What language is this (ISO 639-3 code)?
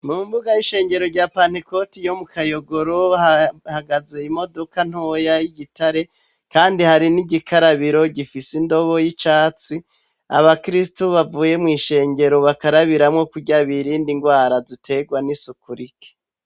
run